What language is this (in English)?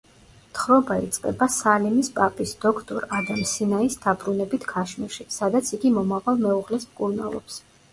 Georgian